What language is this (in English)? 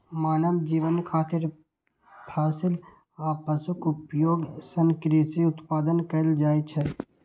Maithili